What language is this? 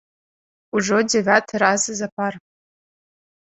Belarusian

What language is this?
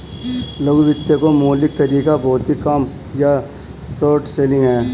Hindi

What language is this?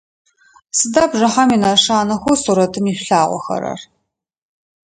Adyghe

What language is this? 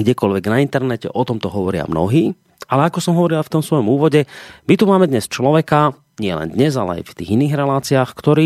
Slovak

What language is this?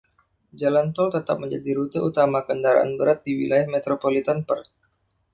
Indonesian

